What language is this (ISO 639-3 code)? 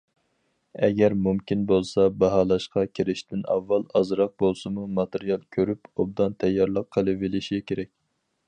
uig